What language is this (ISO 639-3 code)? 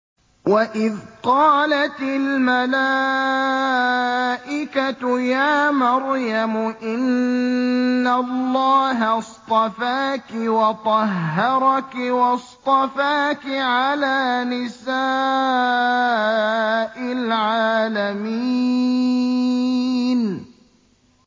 ara